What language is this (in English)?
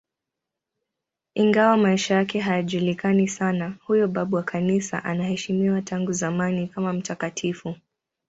Swahili